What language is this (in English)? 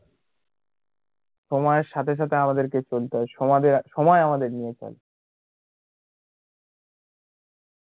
Bangla